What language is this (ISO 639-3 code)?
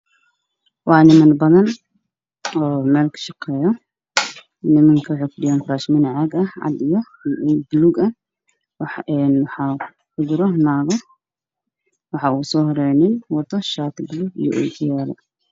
som